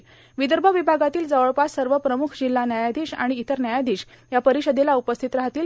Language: Marathi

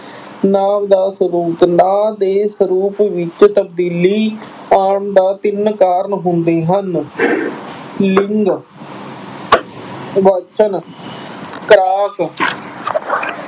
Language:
Punjabi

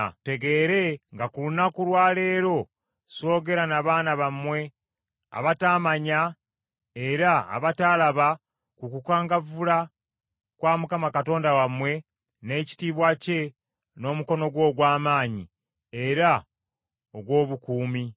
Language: Ganda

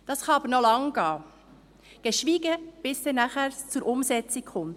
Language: Swiss German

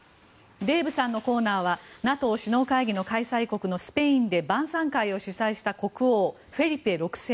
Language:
Japanese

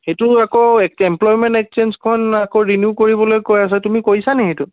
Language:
Assamese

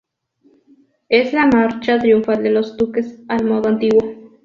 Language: Spanish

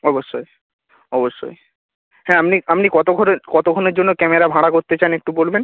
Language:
Bangla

